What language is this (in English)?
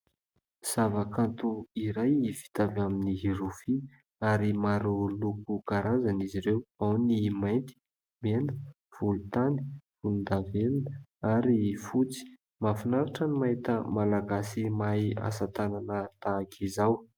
Malagasy